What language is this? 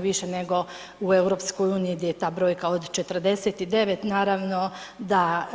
Croatian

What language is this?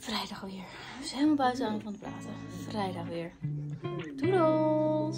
Dutch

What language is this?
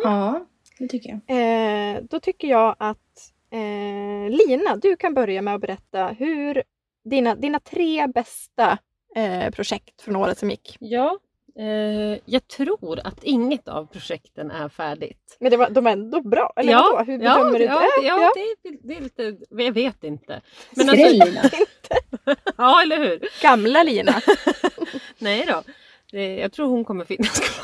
Swedish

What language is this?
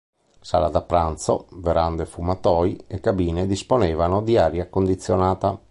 Italian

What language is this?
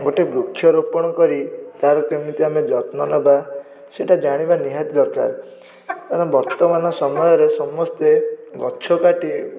Odia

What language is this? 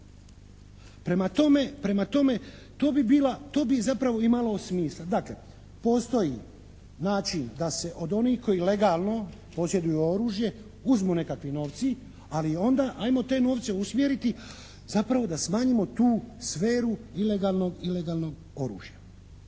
Croatian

